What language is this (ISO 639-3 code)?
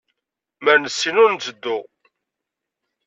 kab